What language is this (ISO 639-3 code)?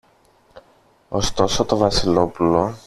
ell